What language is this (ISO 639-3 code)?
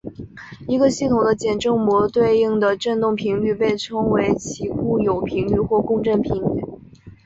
zho